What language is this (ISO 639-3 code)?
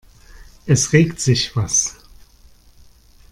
deu